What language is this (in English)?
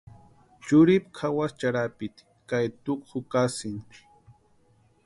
Western Highland Purepecha